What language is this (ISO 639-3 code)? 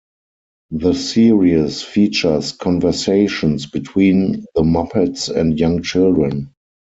eng